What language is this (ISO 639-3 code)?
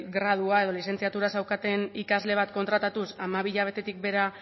eus